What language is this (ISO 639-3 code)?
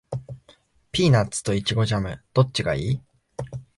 jpn